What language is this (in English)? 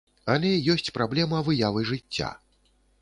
Belarusian